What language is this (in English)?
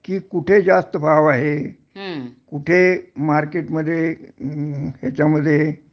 Marathi